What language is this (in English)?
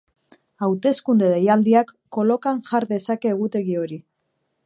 Basque